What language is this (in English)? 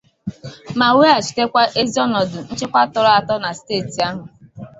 Igbo